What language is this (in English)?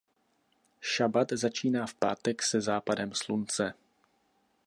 Czech